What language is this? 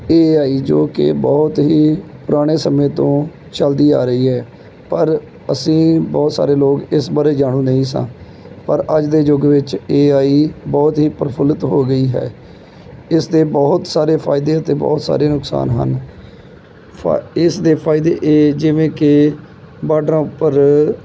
Punjabi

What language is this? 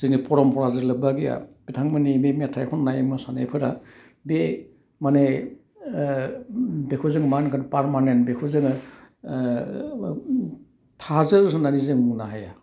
Bodo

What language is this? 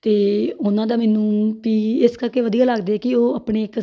Punjabi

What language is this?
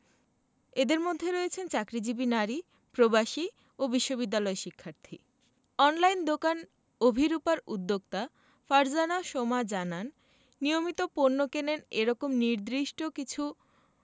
Bangla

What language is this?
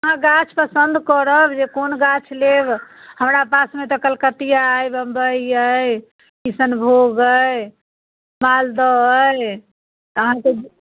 Maithili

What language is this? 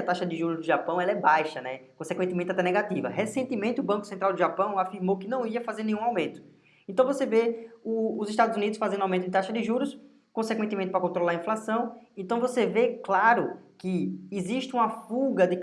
Portuguese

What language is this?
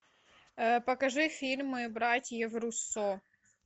Russian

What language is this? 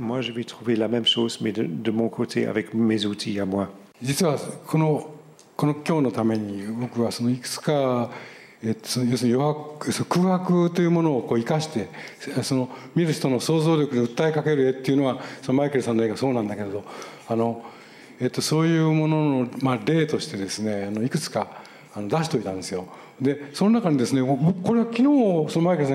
Japanese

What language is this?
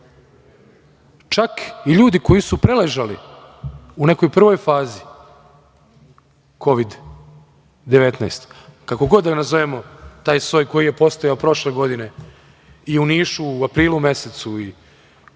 Serbian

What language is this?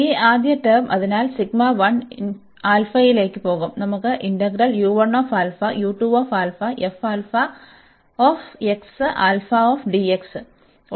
Malayalam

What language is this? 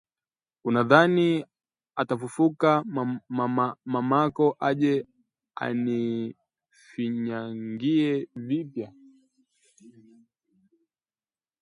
Swahili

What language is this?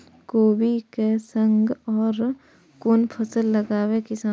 Maithili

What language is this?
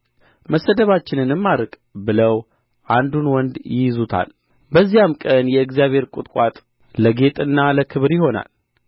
Amharic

